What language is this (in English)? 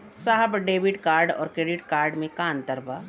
Bhojpuri